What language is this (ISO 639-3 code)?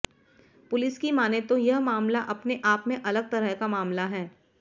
hin